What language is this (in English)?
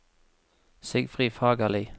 Norwegian